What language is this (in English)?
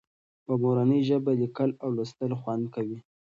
Pashto